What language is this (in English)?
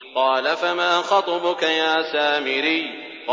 Arabic